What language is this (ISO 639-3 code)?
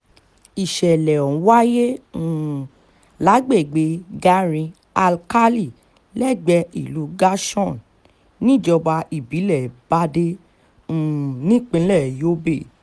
yor